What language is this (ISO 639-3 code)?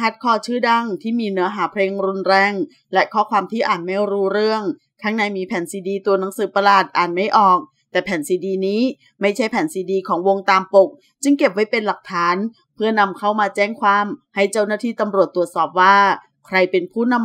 tha